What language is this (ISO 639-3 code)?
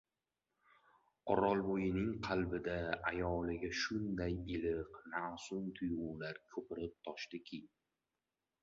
uzb